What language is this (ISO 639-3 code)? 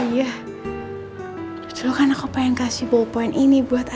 ind